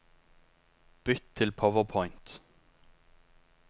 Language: Norwegian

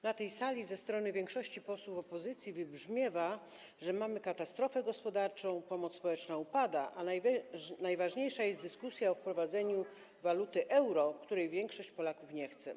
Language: Polish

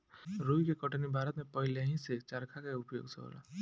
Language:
Bhojpuri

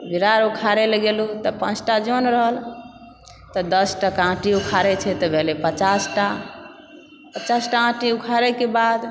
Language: Maithili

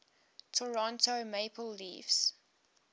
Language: English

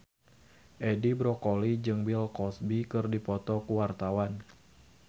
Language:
Sundanese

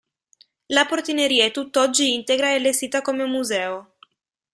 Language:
Italian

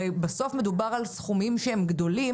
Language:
Hebrew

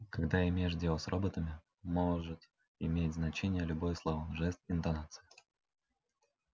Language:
Russian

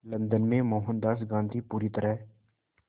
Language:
Hindi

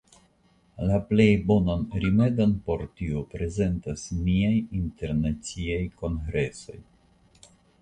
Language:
Esperanto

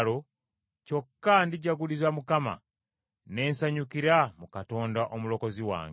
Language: Ganda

